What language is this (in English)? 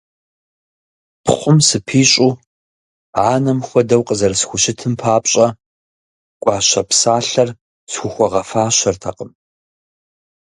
Kabardian